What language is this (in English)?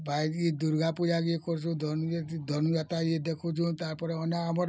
Odia